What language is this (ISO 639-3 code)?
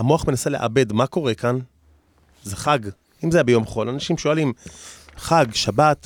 heb